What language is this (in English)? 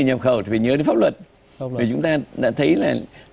Vietnamese